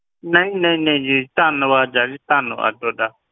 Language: Punjabi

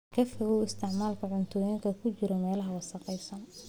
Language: Somali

